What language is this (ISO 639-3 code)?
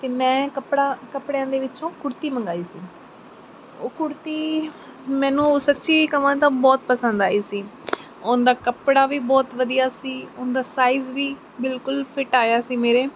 pan